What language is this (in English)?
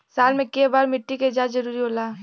Bhojpuri